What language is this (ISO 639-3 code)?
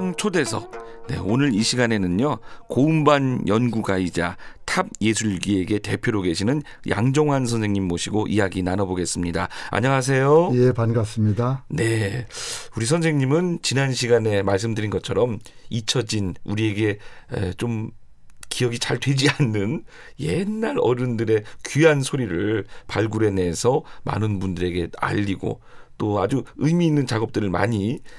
kor